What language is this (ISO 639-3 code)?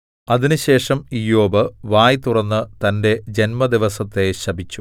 mal